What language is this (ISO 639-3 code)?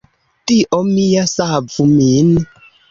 epo